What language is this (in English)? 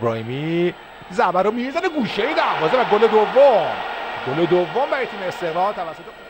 Persian